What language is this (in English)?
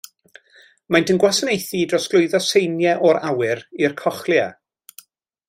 Welsh